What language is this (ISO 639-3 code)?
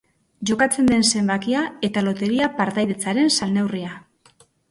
eus